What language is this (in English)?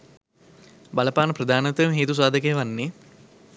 Sinhala